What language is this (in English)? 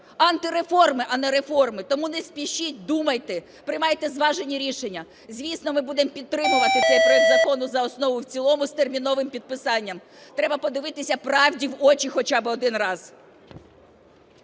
Ukrainian